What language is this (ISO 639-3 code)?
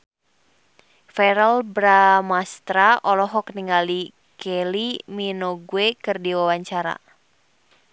sun